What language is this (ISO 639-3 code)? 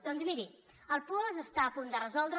cat